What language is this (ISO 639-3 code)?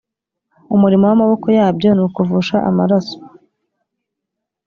kin